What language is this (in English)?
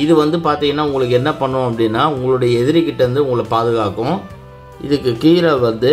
Indonesian